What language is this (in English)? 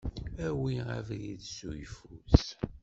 Kabyle